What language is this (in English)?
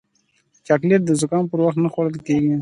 Pashto